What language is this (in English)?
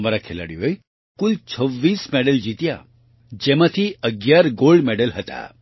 Gujarati